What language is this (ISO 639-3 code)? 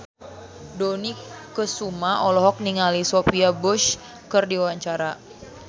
sun